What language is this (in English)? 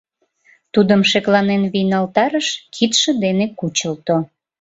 Mari